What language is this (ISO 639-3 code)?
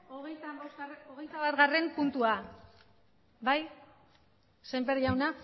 eus